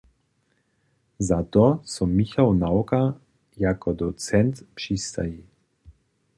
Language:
Upper Sorbian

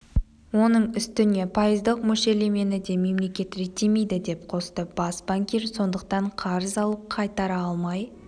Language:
Kazakh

